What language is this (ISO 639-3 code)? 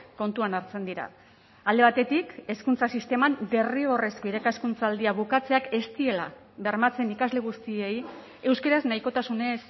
eus